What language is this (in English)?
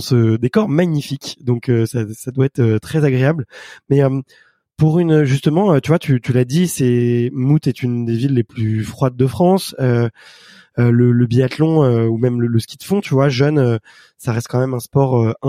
French